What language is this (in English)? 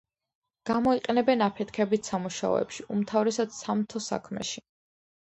Georgian